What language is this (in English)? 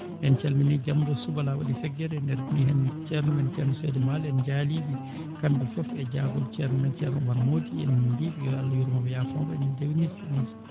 Fula